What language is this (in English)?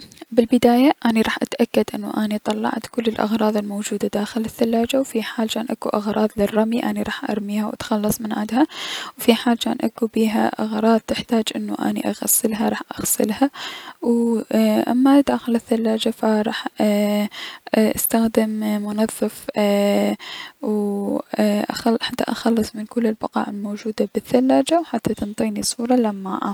Mesopotamian Arabic